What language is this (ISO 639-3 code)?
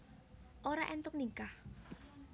jav